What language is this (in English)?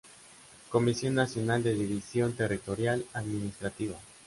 Spanish